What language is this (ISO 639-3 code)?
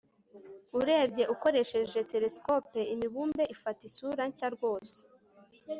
kin